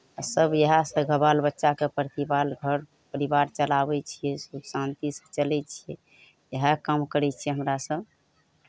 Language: Maithili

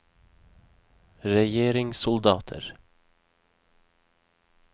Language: Norwegian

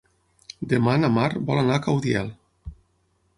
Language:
Catalan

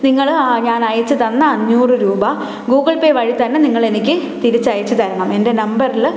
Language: Malayalam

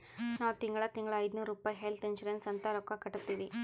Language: Kannada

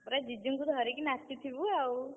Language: Odia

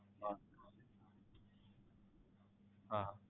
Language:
Gujarati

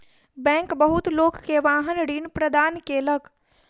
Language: Maithili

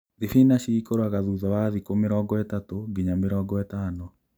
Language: Kikuyu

